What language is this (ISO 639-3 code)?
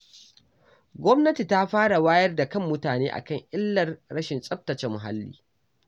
hau